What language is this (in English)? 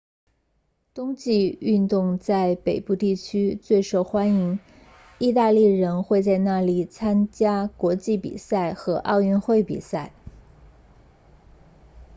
Chinese